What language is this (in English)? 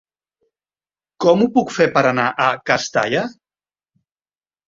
Catalan